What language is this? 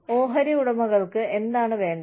Malayalam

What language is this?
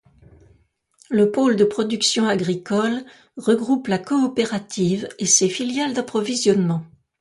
French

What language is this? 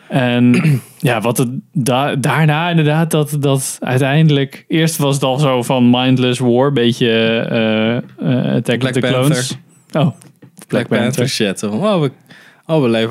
Dutch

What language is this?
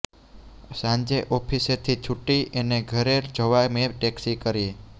Gujarati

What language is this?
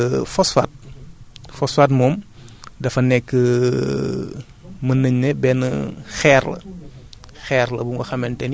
Wolof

